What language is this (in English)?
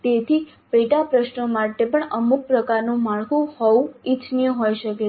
Gujarati